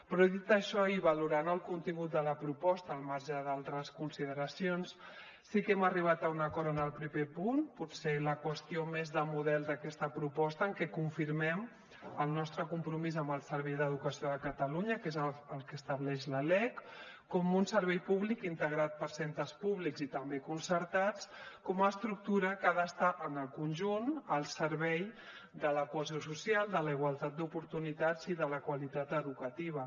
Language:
Catalan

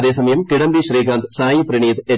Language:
Malayalam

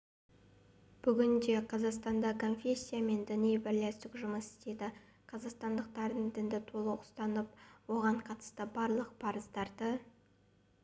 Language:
Kazakh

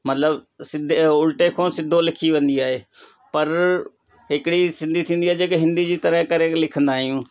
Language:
Sindhi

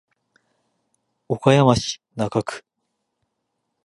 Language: Japanese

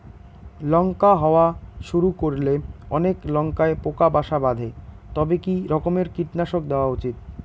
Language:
Bangla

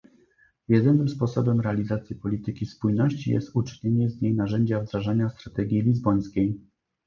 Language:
Polish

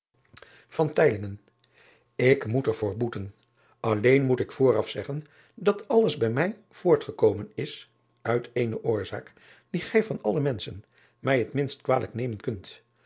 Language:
Dutch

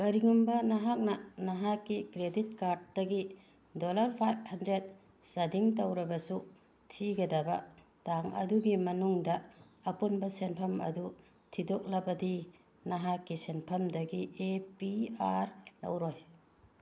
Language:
Manipuri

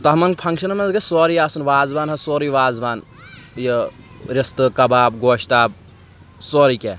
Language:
Kashmiri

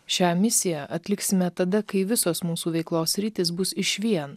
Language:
Lithuanian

